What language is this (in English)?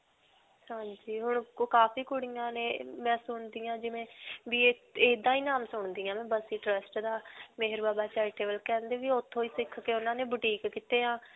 Punjabi